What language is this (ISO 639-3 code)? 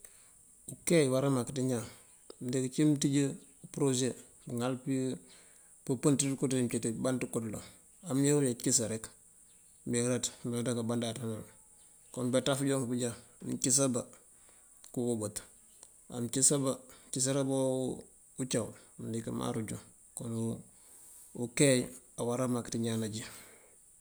mfv